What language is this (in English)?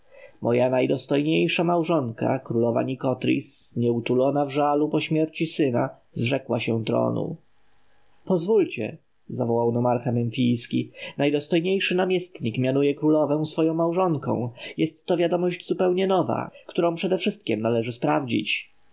Polish